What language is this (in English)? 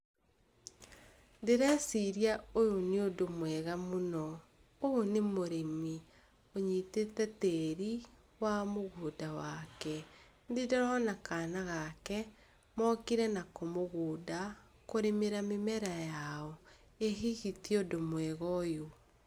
Kikuyu